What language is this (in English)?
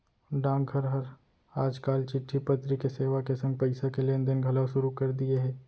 Chhattisgarhi